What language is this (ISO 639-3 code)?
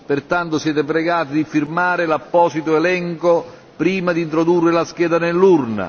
ita